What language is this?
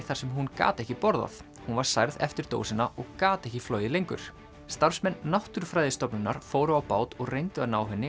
Icelandic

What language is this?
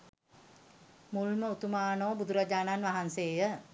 Sinhala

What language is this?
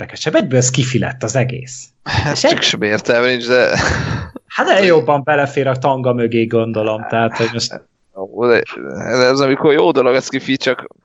Hungarian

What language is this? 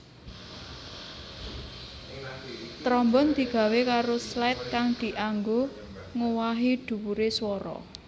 Javanese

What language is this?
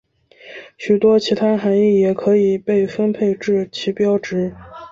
Chinese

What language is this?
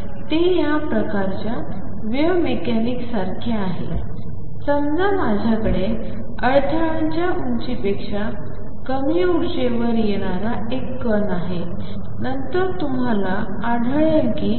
Marathi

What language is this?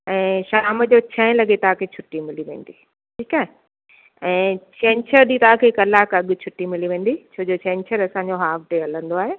Sindhi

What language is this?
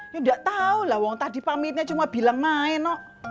Indonesian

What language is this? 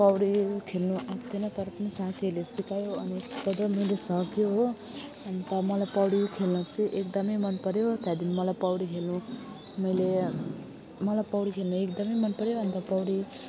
Nepali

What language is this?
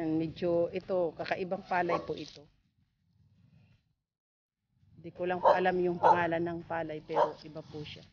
Filipino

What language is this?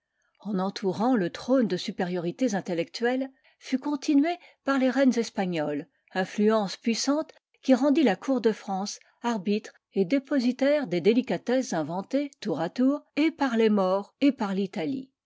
French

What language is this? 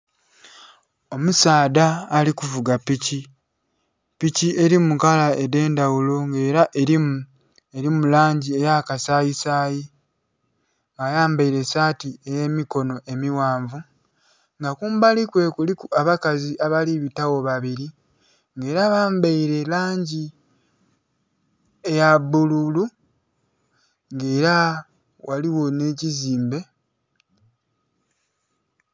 Soga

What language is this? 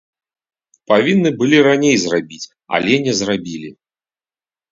Belarusian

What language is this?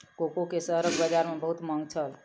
Maithili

